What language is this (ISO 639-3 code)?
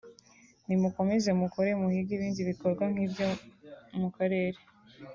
kin